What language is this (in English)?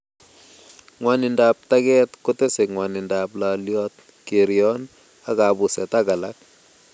Kalenjin